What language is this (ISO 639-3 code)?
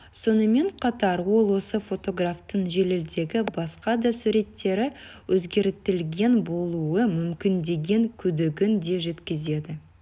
kaz